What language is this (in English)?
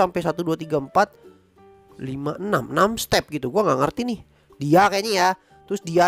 Indonesian